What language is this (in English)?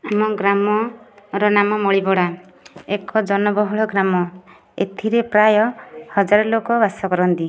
Odia